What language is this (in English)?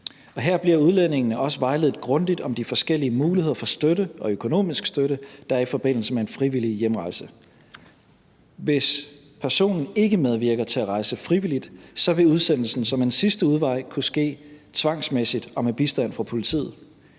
Danish